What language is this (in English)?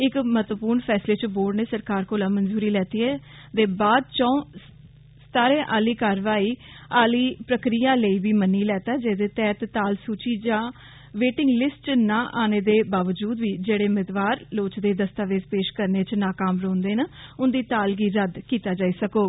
Dogri